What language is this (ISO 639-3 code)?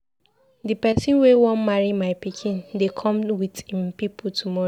pcm